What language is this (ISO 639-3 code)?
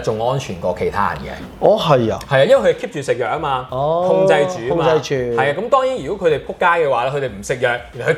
zho